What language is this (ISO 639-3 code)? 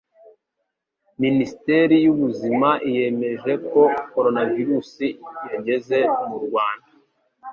kin